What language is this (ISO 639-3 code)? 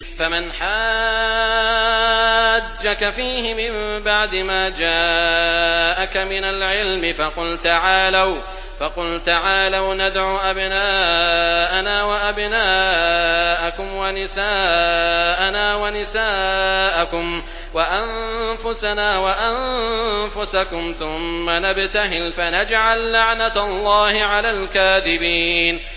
ara